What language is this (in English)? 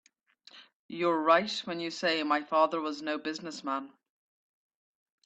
English